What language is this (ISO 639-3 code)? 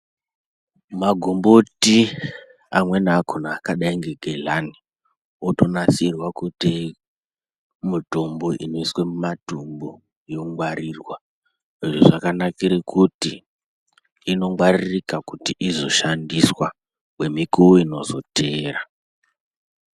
ndc